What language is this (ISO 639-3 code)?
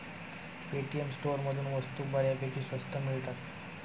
mar